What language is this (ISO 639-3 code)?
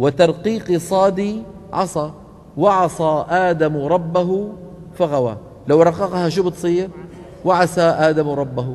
ara